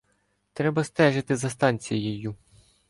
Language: Ukrainian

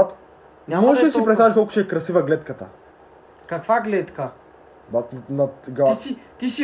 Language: Bulgarian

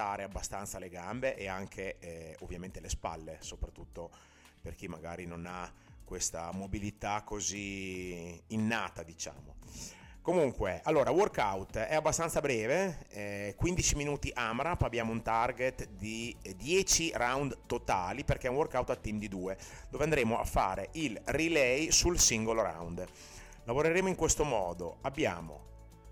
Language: Italian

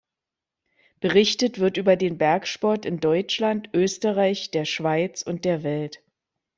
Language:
German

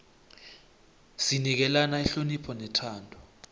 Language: South Ndebele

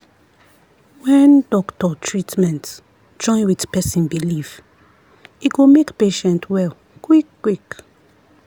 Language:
Nigerian Pidgin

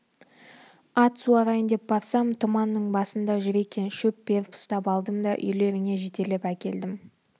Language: Kazakh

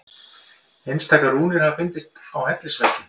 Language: Icelandic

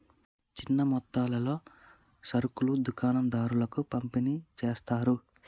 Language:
Telugu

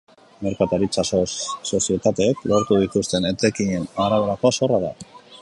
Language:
Basque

